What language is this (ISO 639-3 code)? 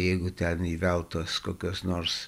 lit